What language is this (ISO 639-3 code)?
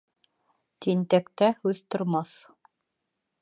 bak